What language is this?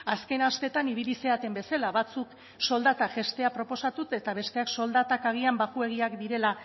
Basque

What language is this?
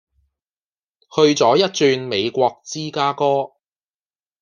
Cantonese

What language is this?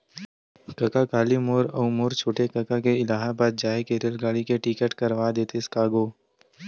Chhattisgarhi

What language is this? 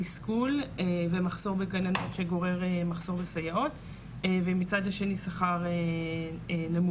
Hebrew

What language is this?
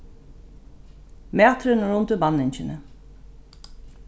Faroese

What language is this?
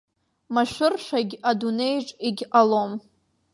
Abkhazian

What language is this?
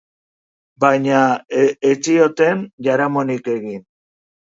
Basque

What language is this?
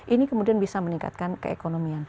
Indonesian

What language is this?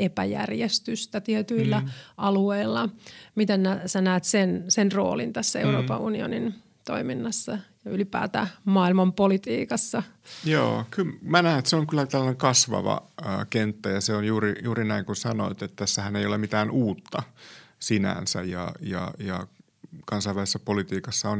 Finnish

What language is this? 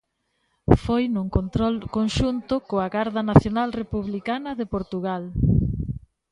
Galician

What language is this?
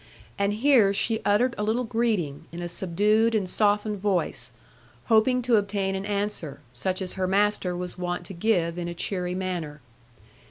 English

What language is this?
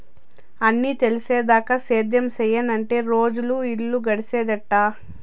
Telugu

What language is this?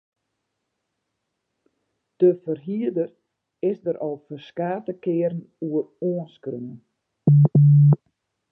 Western Frisian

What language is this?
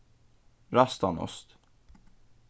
Faroese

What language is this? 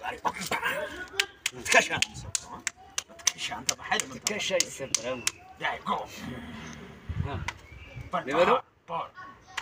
Arabic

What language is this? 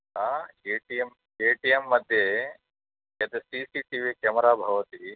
Sanskrit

